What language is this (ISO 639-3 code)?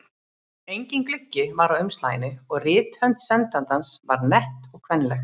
isl